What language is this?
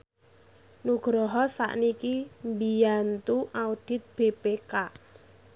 Javanese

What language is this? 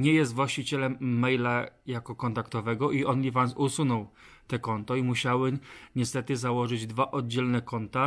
Polish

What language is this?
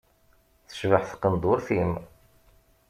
Kabyle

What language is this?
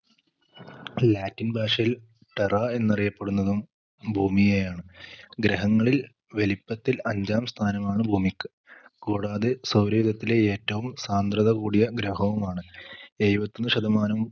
Malayalam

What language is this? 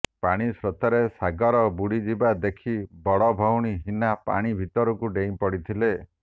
Odia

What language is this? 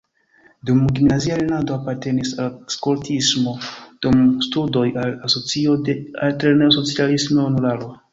Esperanto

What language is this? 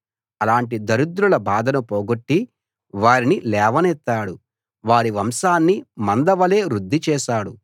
Telugu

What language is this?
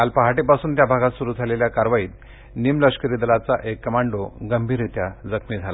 Marathi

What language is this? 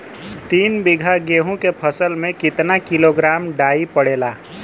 Bhojpuri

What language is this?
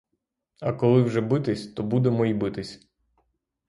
Ukrainian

